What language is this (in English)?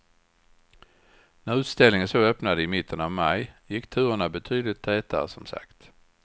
Swedish